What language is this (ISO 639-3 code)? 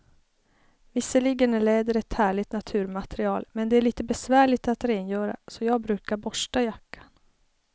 swe